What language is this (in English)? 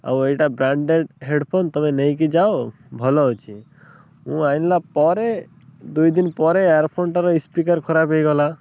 Odia